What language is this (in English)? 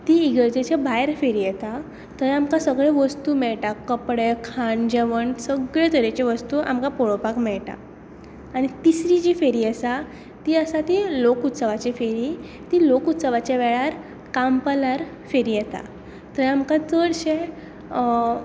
Konkani